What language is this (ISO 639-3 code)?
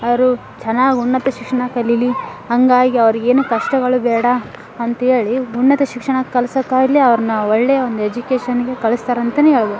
kan